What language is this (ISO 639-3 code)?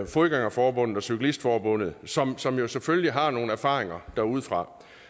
dan